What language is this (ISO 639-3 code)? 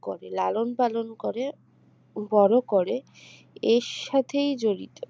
ben